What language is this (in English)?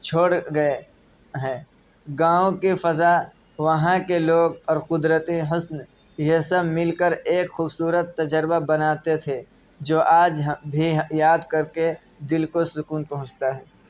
Urdu